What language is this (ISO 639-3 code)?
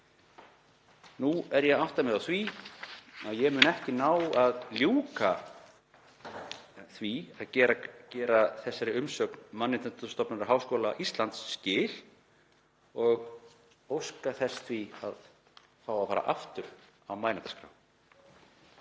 isl